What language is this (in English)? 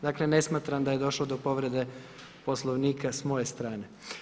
Croatian